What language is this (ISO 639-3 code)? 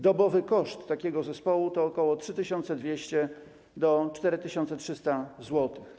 pol